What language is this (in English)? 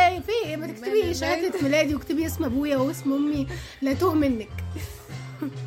Arabic